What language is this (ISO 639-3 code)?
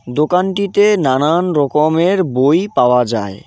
ben